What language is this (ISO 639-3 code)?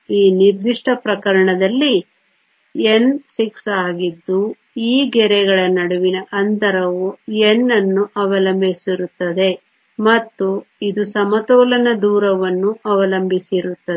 kan